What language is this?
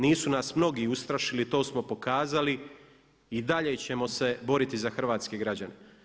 Croatian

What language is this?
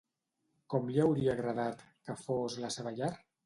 Catalan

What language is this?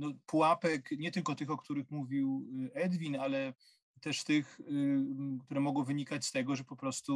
Polish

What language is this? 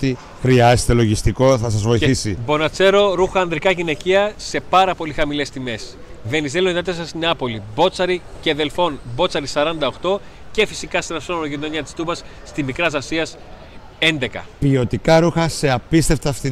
Greek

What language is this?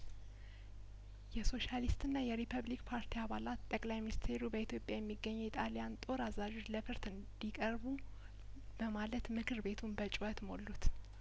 Amharic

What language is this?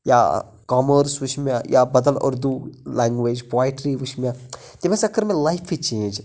Kashmiri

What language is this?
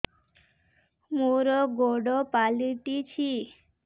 Odia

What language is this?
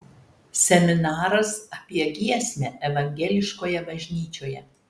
Lithuanian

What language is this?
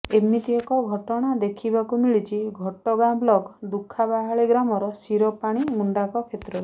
Odia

